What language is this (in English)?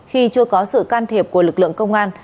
Vietnamese